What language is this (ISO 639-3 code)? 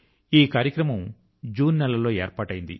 tel